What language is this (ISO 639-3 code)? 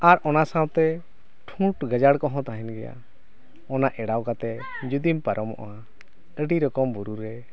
sat